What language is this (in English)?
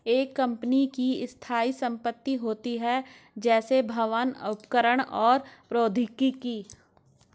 Hindi